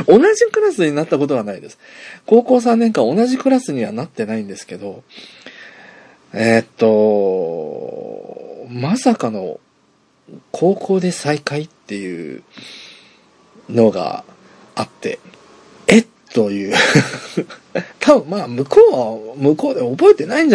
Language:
Japanese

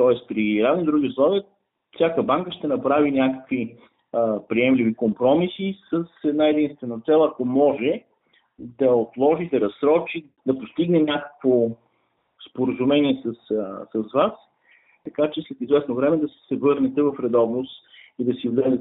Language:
Bulgarian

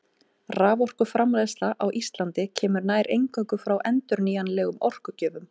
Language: Icelandic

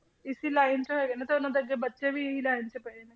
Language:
Punjabi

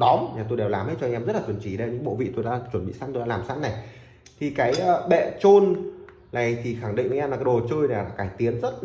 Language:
Vietnamese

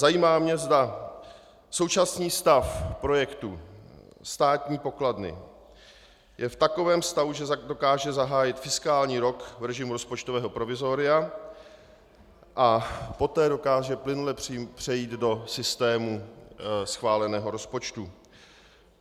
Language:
Czech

